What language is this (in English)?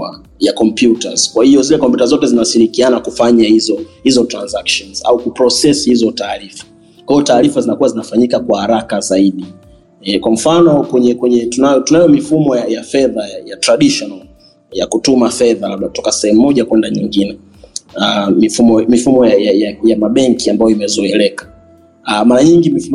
Swahili